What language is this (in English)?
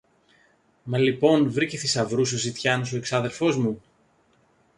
Greek